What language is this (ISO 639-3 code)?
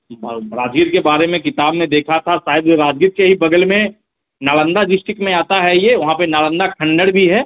hin